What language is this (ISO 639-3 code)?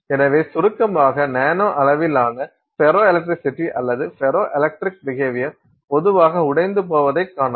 tam